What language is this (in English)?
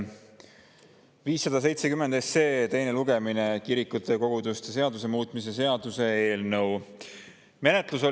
Estonian